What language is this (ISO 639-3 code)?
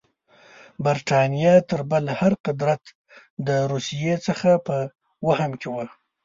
pus